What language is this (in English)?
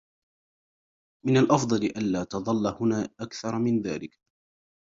Arabic